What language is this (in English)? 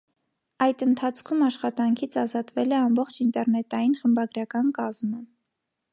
Armenian